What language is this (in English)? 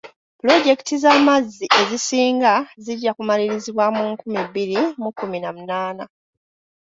Ganda